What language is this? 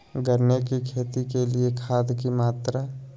Magahi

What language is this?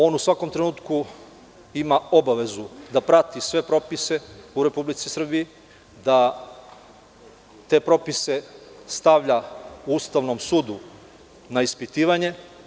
Serbian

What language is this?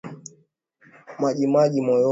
Swahili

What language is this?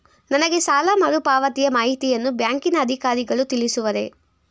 Kannada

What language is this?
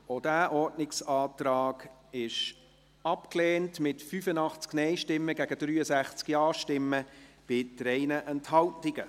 Swiss German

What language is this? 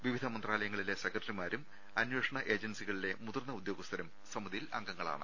Malayalam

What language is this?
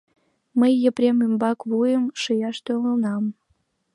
Mari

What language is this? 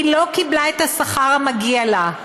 Hebrew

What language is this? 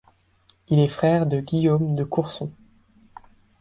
French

